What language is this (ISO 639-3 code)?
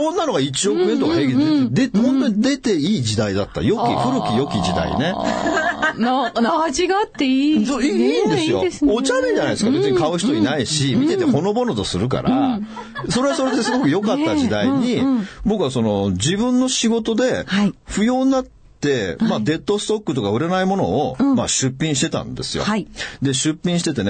jpn